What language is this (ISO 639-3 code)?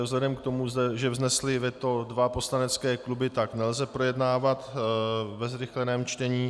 ces